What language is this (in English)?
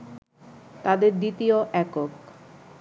Bangla